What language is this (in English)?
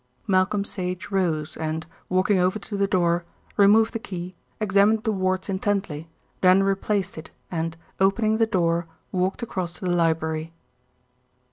English